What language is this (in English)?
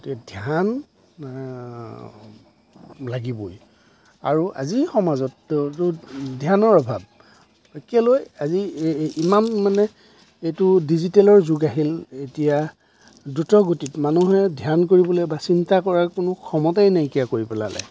Assamese